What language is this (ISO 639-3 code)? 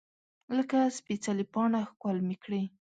pus